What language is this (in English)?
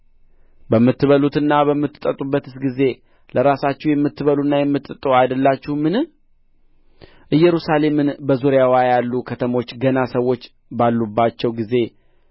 Amharic